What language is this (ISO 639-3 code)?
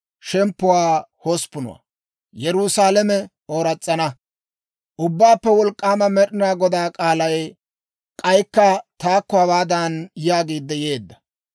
dwr